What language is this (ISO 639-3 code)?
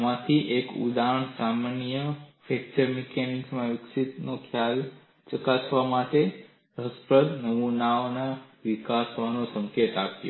guj